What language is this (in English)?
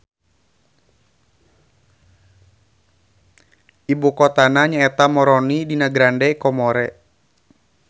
Sundanese